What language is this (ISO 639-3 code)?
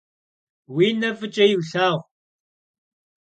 kbd